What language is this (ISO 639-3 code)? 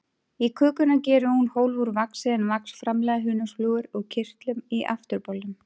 isl